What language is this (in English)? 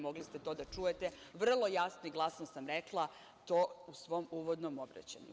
Serbian